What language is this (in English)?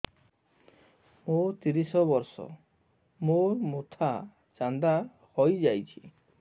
Odia